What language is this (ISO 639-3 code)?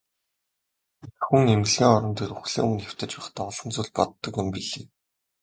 mon